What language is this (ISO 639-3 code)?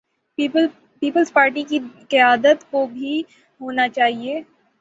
urd